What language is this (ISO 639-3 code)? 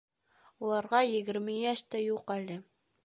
bak